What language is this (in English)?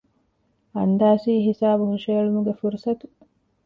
Divehi